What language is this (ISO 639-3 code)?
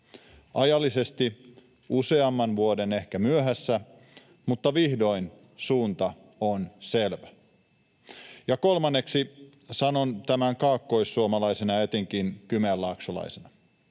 fin